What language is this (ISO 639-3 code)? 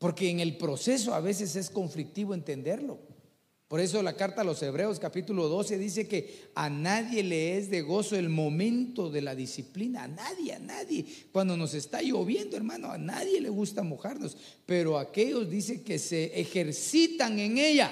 spa